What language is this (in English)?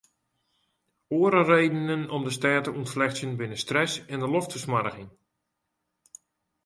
Western Frisian